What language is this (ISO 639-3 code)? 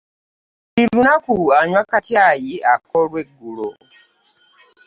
lug